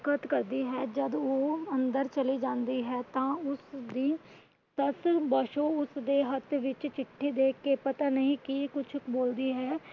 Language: Punjabi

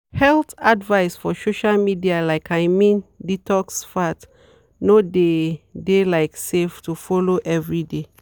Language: Nigerian Pidgin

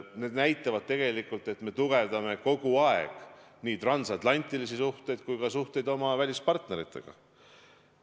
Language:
Estonian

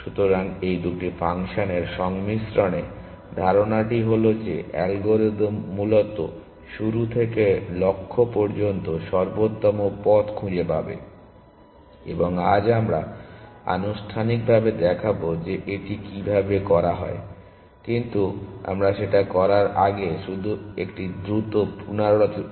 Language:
Bangla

